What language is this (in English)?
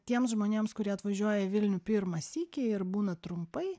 Lithuanian